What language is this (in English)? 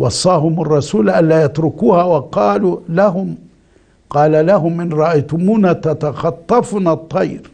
Arabic